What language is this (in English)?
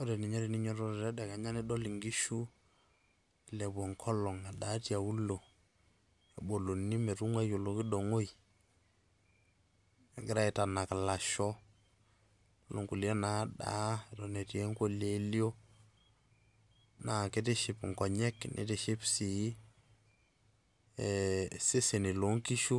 Masai